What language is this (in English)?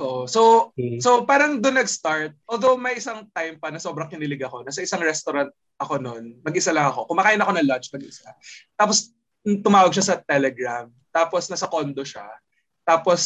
Filipino